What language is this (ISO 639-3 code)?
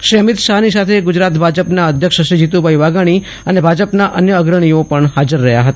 guj